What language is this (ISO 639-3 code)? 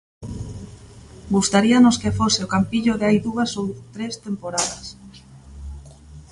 glg